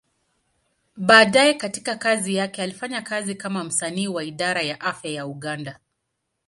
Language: Swahili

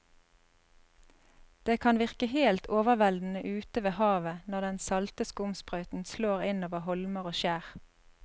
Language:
Norwegian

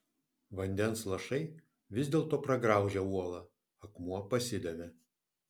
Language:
Lithuanian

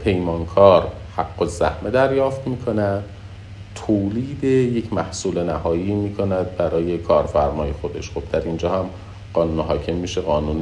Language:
Persian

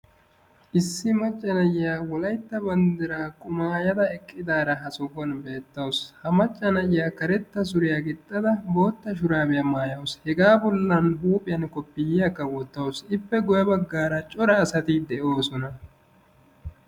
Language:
Wolaytta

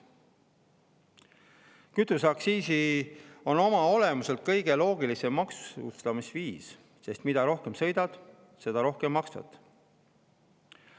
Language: Estonian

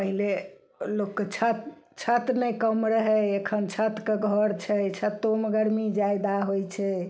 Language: Maithili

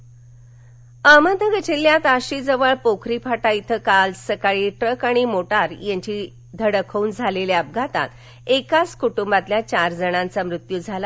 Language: Marathi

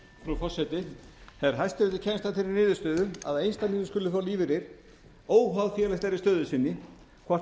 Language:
Icelandic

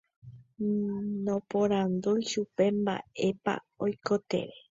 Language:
Guarani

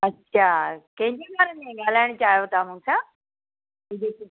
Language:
Sindhi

